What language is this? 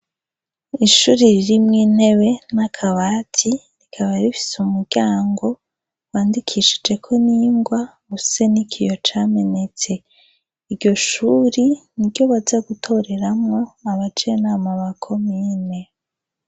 Rundi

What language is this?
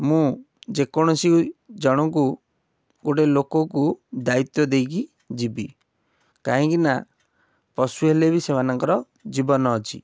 Odia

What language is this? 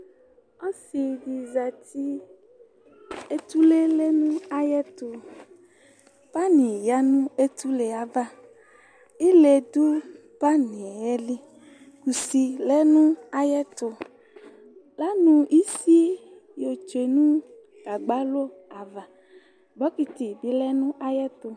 Ikposo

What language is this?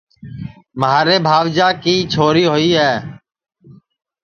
Sansi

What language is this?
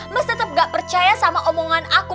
Indonesian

